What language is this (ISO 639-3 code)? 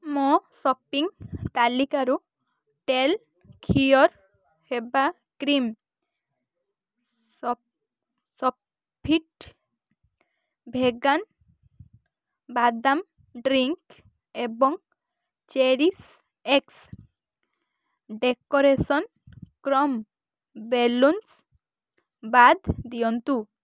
ori